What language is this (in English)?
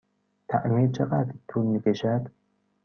Persian